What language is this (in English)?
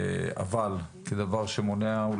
Hebrew